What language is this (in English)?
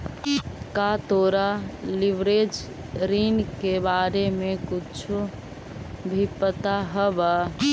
Magahi